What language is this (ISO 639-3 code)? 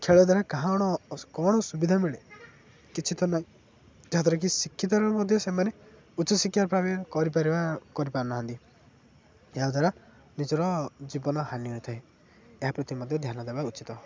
ori